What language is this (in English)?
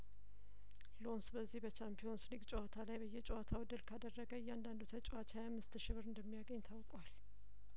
Amharic